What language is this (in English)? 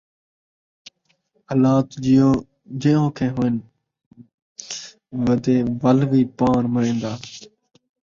Saraiki